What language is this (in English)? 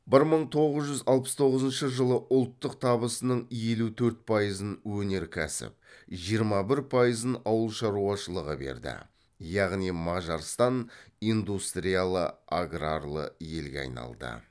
Kazakh